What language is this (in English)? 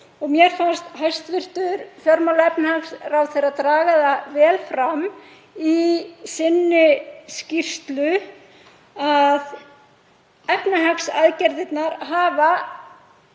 Icelandic